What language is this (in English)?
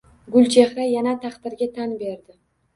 Uzbek